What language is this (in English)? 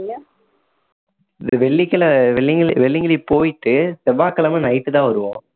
Tamil